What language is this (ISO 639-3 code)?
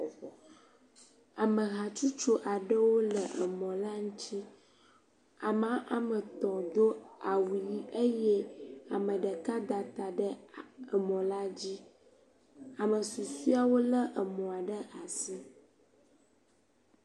ewe